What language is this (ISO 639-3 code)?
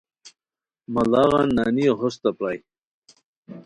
khw